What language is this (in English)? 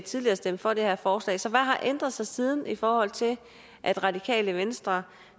Danish